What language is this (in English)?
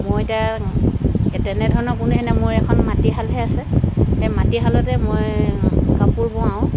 Assamese